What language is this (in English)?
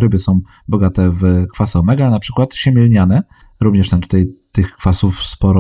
Polish